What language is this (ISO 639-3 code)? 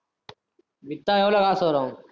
tam